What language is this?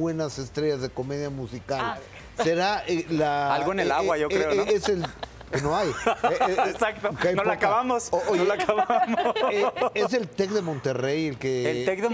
Spanish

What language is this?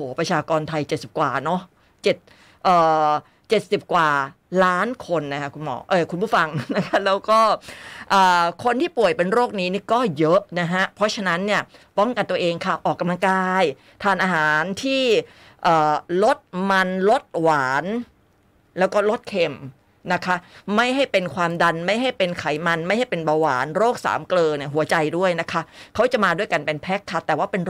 Thai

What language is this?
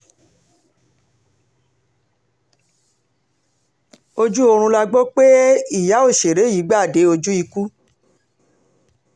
Yoruba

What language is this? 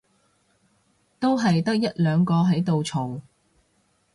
Cantonese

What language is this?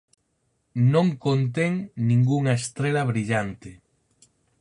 Galician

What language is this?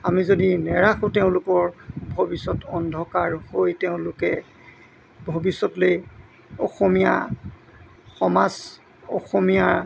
Assamese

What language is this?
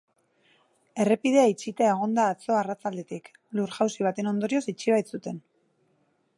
Basque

